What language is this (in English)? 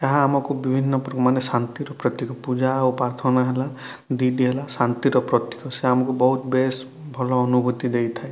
Odia